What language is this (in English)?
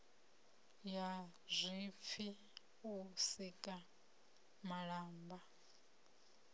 Venda